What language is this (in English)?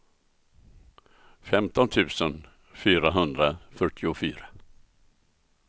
Swedish